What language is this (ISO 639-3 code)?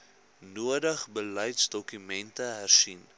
afr